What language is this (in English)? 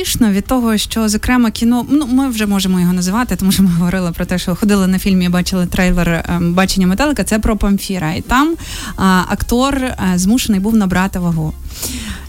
Ukrainian